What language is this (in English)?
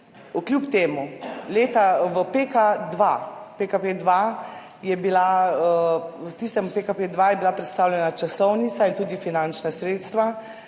Slovenian